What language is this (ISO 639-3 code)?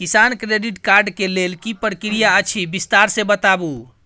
mai